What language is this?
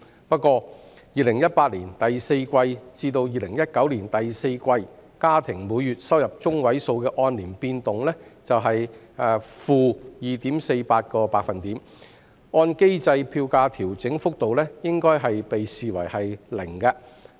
Cantonese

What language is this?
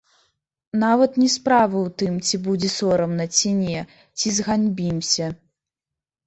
Belarusian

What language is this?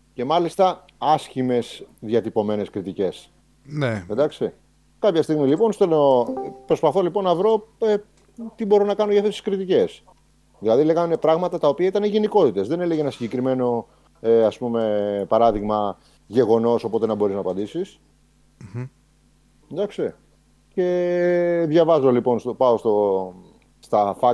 Greek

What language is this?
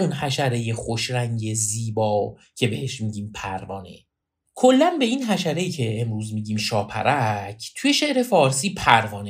Persian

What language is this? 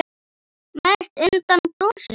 Icelandic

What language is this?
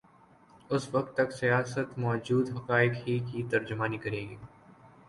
Urdu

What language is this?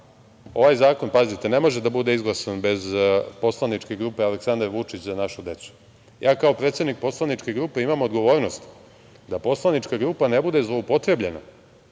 Serbian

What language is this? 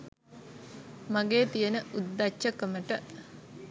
Sinhala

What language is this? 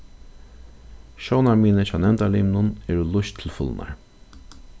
Faroese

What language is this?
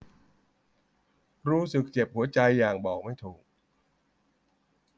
Thai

